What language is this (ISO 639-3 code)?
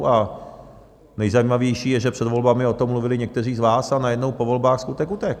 ces